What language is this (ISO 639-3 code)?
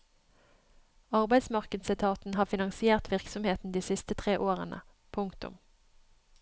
nor